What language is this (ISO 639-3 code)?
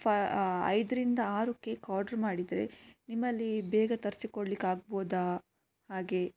kan